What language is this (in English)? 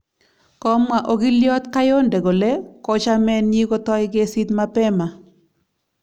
Kalenjin